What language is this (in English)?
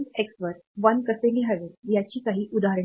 Marathi